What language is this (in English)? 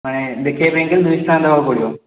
Odia